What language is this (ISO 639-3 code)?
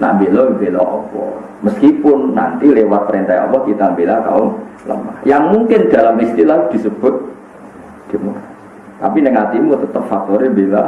ind